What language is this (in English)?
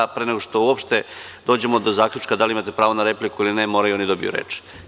Serbian